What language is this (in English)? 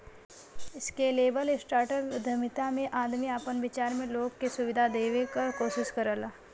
Bhojpuri